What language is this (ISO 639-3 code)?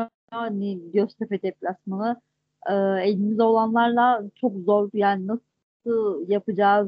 tur